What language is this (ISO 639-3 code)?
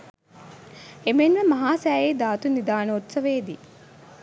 sin